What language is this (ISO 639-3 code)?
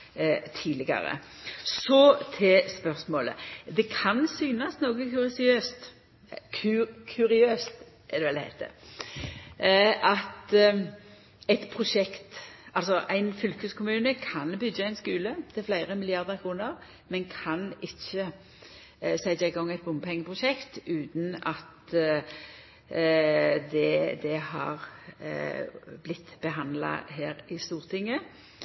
nno